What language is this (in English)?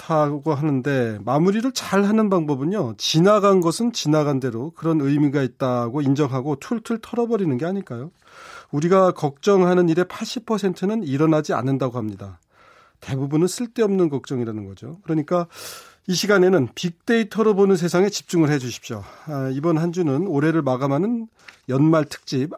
Korean